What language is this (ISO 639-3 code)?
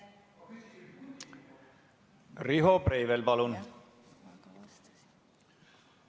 est